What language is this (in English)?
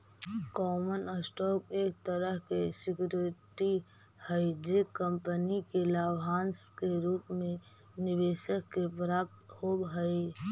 Magahi